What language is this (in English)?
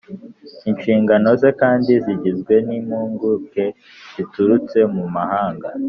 Kinyarwanda